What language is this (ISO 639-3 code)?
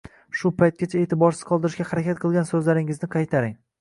uzb